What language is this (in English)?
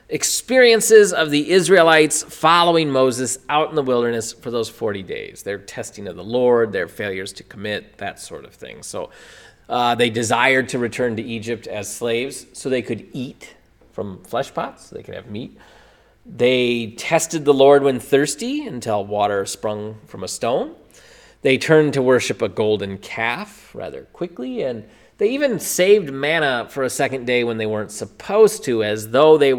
English